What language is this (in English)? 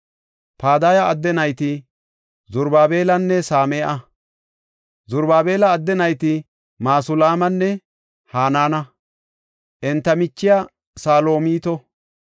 Gofa